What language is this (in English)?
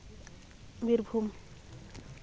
Santali